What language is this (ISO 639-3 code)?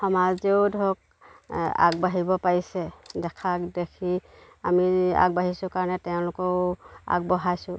asm